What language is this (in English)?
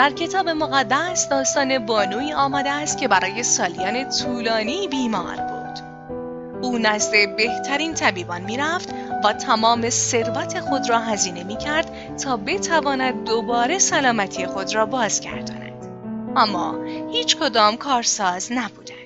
Persian